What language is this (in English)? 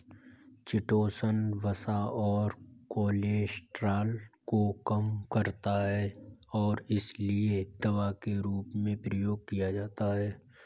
Hindi